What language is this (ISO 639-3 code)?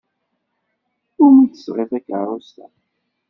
kab